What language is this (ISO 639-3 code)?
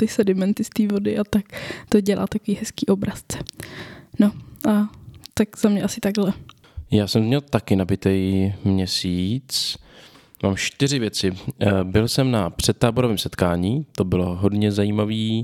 ces